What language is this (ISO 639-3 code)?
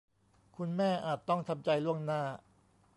tha